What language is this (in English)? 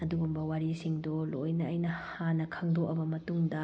Manipuri